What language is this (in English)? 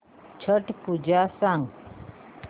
Marathi